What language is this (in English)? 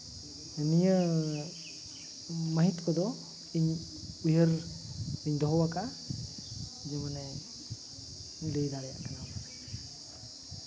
Santali